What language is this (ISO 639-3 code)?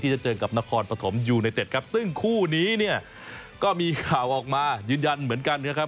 tha